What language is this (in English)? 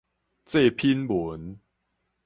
Min Nan Chinese